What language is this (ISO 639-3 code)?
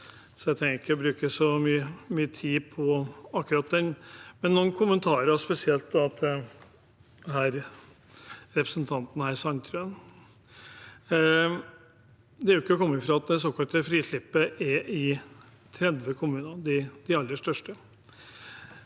nor